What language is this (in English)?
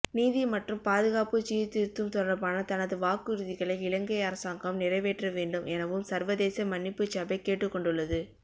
Tamil